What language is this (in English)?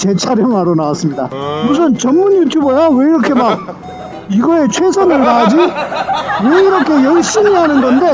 Korean